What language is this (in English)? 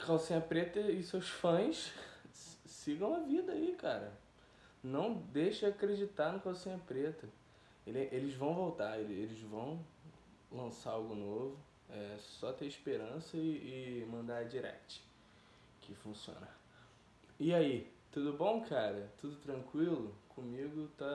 Portuguese